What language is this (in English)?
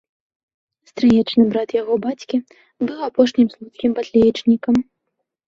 Belarusian